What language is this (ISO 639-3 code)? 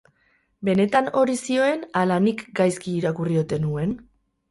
eus